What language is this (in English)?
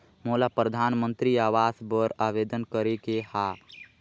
Chhattisgarhi